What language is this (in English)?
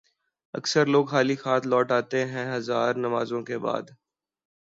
Urdu